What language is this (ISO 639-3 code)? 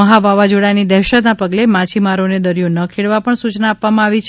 guj